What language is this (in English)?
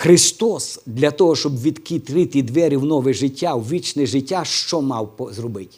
Ukrainian